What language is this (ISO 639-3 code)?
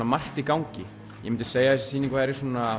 isl